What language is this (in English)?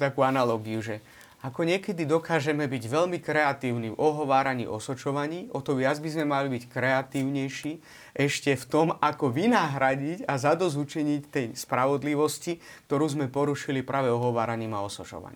Slovak